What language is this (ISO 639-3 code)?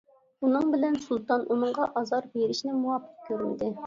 uig